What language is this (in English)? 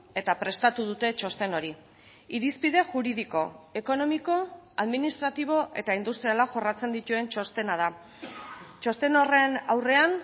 Basque